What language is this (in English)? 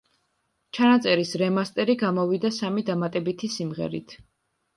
Georgian